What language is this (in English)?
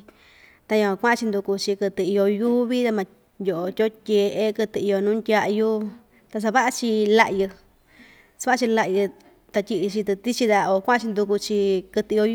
Ixtayutla Mixtec